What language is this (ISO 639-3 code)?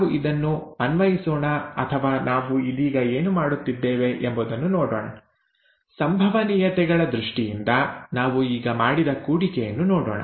kan